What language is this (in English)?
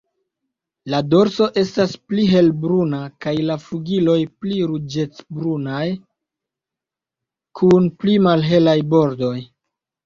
Esperanto